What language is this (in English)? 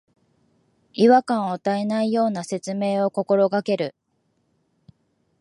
Japanese